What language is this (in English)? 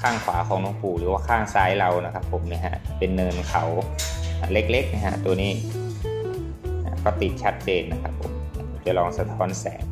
Thai